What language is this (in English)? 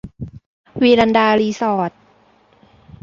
Thai